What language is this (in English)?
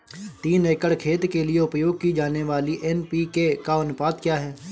Hindi